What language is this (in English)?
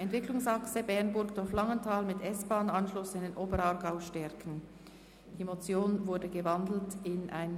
Swiss German